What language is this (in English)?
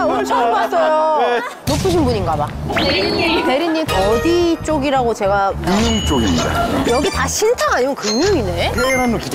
Korean